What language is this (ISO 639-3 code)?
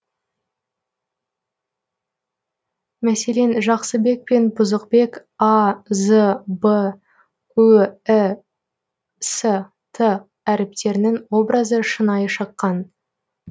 kaz